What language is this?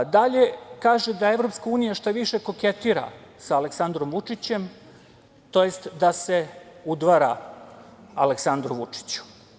Serbian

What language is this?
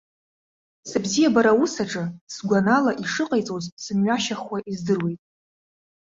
Abkhazian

